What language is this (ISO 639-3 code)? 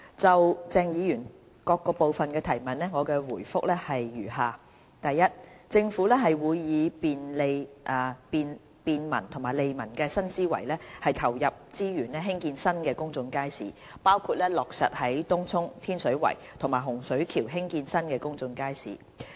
yue